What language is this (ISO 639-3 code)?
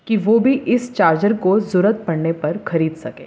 urd